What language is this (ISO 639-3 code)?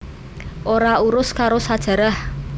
jav